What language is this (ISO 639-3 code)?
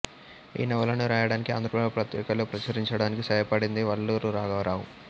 tel